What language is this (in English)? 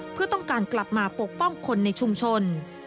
Thai